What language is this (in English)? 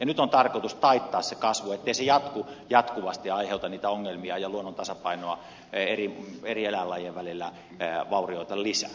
Finnish